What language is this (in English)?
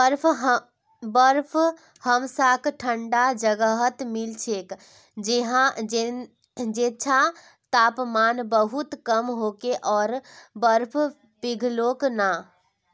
Magahi